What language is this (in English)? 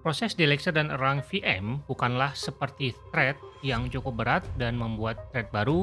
Indonesian